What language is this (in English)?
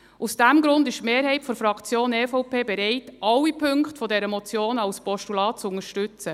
Swiss German